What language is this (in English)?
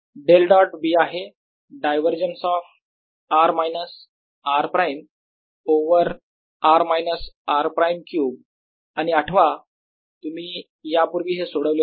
Marathi